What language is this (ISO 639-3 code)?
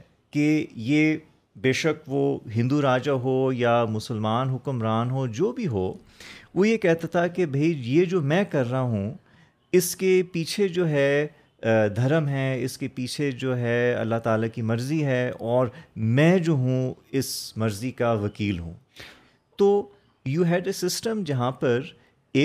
urd